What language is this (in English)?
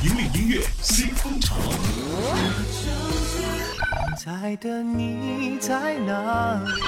Chinese